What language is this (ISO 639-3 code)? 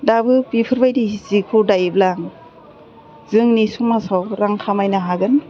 brx